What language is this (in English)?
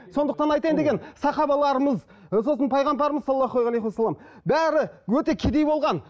Kazakh